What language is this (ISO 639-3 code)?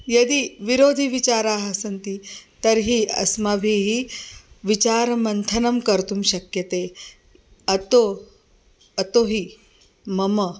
san